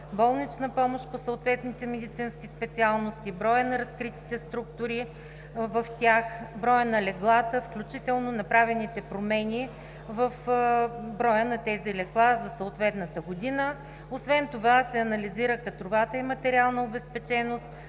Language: Bulgarian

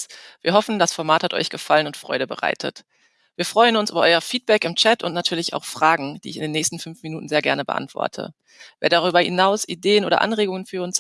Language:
German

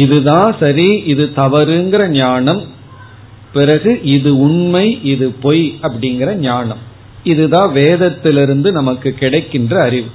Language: Tamil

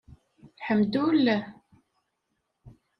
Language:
Kabyle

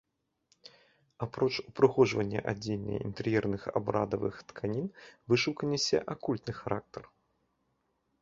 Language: Belarusian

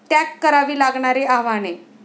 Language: Marathi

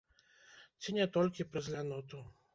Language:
Belarusian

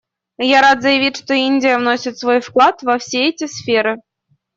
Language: Russian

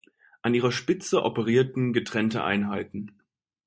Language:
German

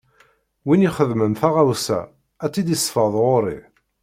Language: Kabyle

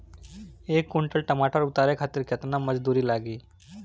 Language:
Bhojpuri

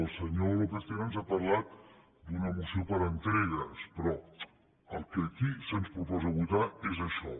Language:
Catalan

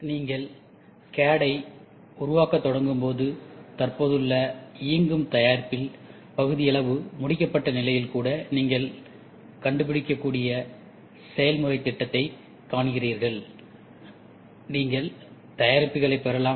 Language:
Tamil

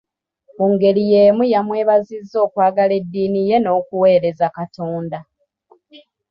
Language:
Ganda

